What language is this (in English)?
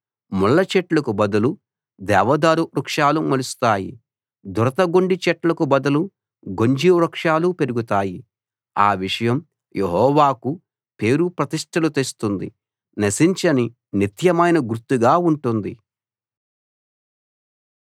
Telugu